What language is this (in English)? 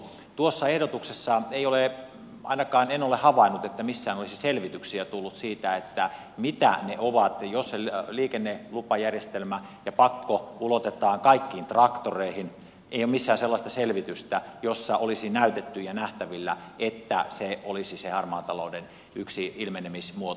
Finnish